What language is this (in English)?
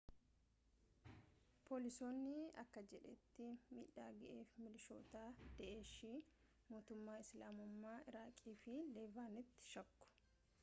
Oromo